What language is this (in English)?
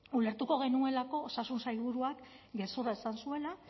Basque